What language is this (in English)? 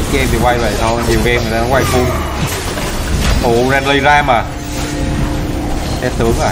Vietnamese